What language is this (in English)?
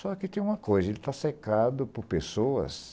Portuguese